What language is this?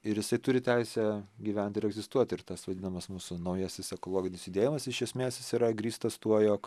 Lithuanian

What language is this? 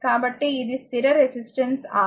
Telugu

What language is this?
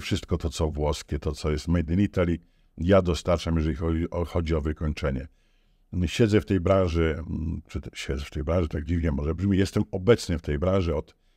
Polish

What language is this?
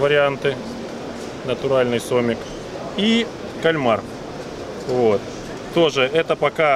Russian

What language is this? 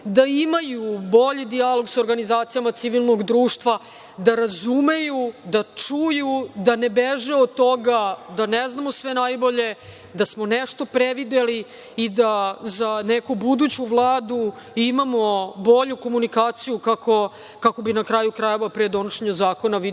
Serbian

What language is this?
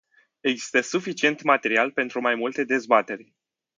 Romanian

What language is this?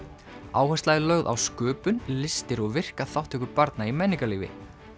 Icelandic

